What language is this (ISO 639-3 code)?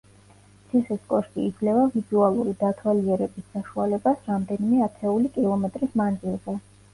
kat